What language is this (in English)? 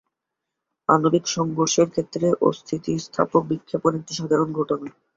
Bangla